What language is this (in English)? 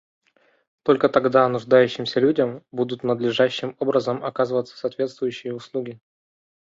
Russian